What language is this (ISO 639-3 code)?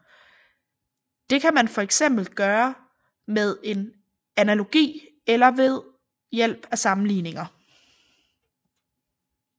dan